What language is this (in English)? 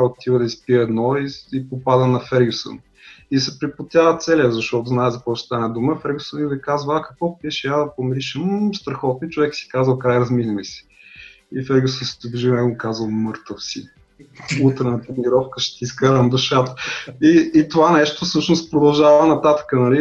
Bulgarian